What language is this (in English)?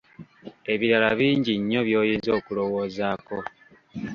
Ganda